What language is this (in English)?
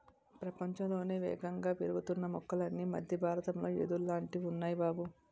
Telugu